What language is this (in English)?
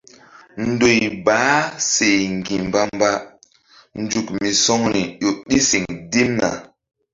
Mbum